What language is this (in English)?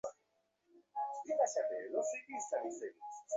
Bangla